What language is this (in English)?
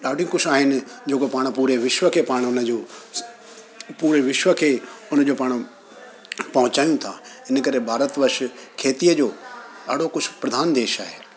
Sindhi